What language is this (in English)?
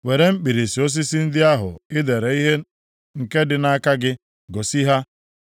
Igbo